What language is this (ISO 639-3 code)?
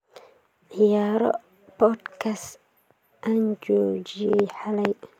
som